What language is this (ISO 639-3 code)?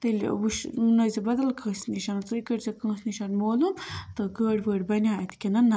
kas